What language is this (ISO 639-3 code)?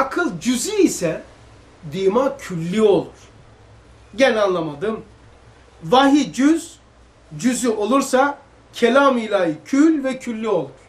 tur